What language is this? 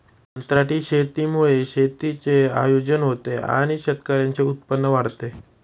Marathi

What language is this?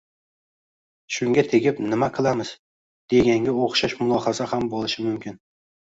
Uzbek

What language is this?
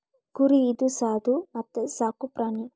Kannada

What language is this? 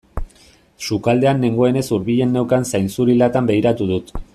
Basque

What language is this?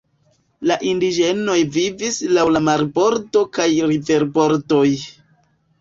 Esperanto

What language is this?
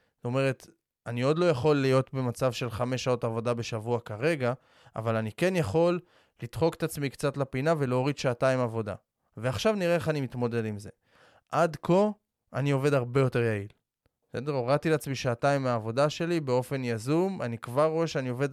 Hebrew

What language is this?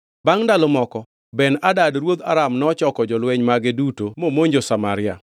Luo (Kenya and Tanzania)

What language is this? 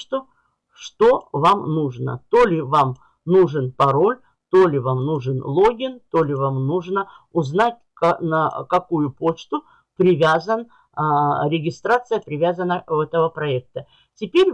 Russian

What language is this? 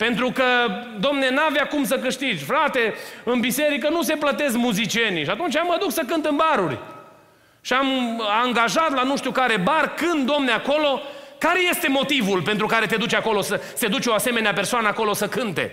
Romanian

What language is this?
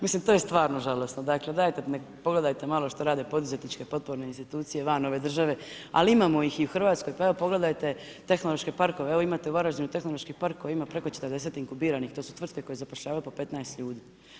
Croatian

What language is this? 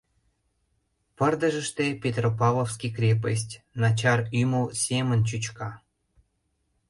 Mari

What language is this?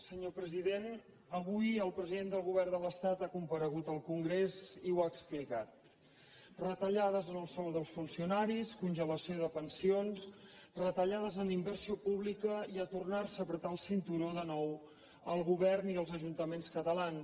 Catalan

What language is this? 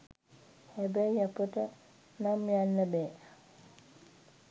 Sinhala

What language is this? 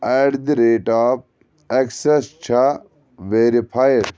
Kashmiri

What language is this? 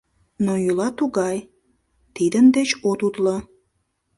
Mari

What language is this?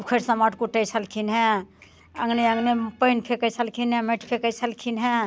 Maithili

